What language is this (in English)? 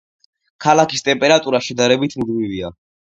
Georgian